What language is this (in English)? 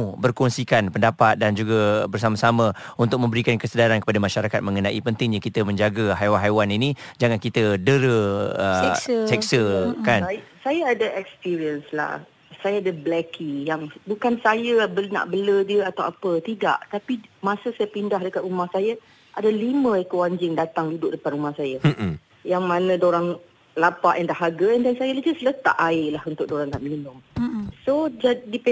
Malay